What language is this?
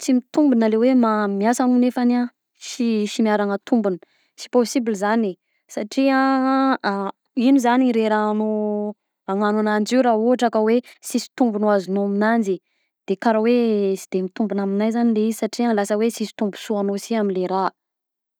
Southern Betsimisaraka Malagasy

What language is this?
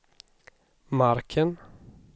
Swedish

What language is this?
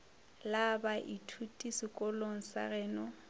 Northern Sotho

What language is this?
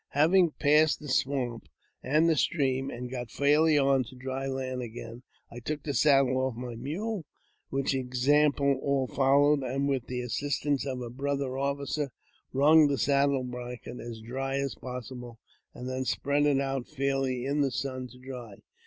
English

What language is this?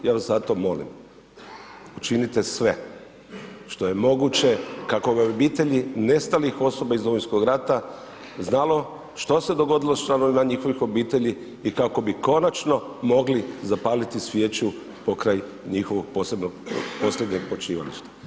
Croatian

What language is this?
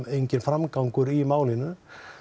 Icelandic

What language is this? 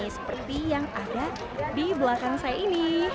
Indonesian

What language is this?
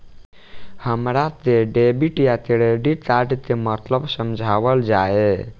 Bhojpuri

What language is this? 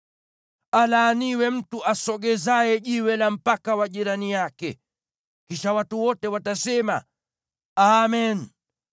Swahili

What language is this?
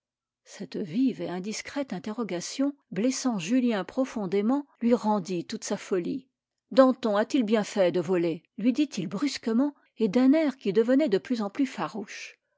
French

